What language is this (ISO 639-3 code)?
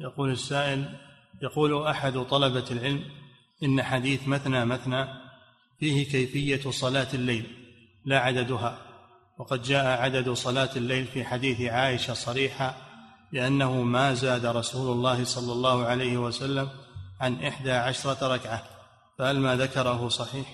ara